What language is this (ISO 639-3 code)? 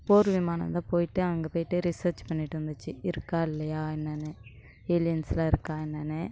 tam